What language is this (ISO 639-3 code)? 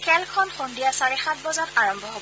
asm